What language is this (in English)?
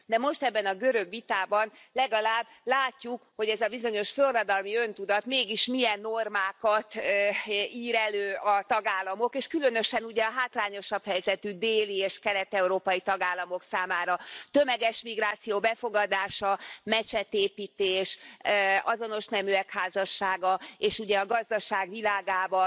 Hungarian